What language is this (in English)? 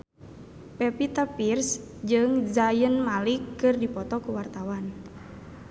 Sundanese